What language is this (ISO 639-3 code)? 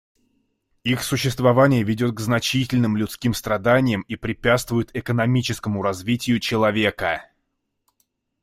rus